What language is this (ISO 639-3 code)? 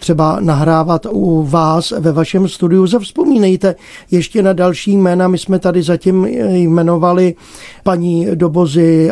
ces